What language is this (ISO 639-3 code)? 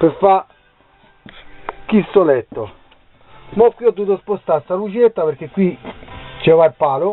ita